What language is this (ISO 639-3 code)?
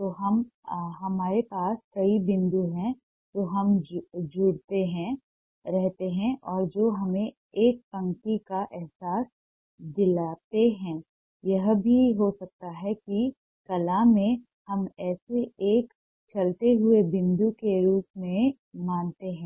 hin